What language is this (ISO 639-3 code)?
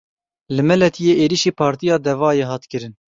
kur